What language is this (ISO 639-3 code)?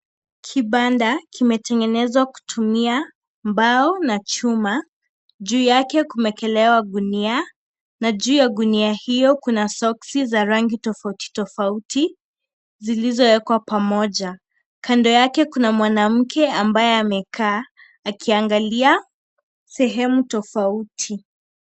swa